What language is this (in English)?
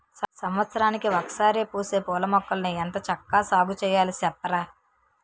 Telugu